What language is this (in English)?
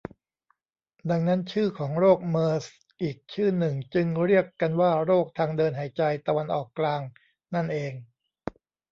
Thai